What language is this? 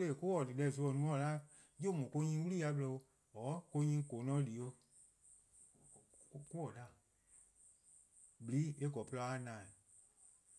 Eastern Krahn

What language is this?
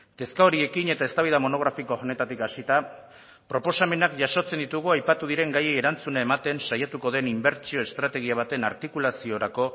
Basque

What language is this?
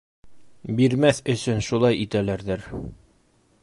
Bashkir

